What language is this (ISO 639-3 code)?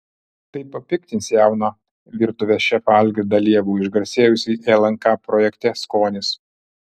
lit